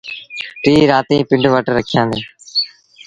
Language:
Sindhi Bhil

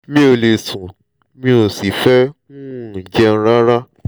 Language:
Yoruba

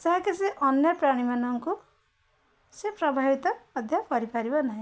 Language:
Odia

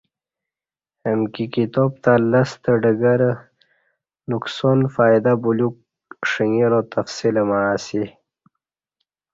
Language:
Kati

